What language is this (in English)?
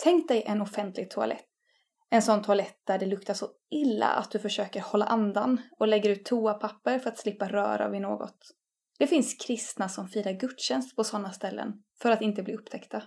Swedish